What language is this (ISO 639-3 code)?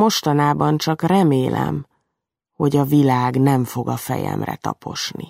hun